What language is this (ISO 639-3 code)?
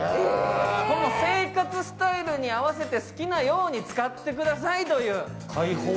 jpn